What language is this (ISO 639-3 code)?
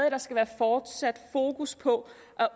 dan